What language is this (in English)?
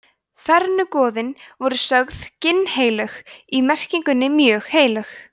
Icelandic